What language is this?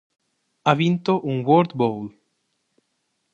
Italian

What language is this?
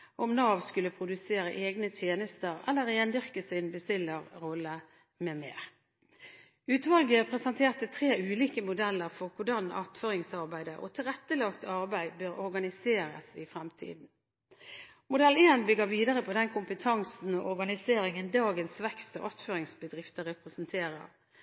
Norwegian Bokmål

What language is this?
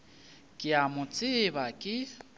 Northern Sotho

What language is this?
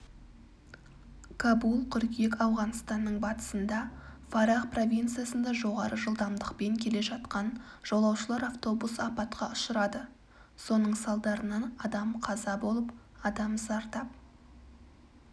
Kazakh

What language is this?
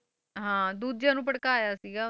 Punjabi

